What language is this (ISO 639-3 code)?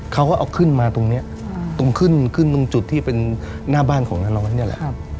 tha